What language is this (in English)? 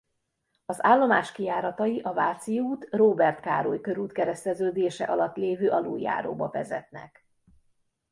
Hungarian